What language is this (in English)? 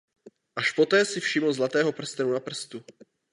Czech